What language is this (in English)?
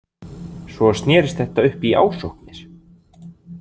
Icelandic